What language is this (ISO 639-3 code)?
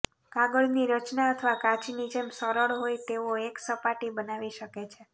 guj